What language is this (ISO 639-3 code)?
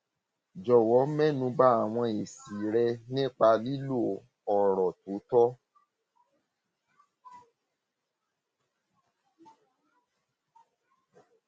yor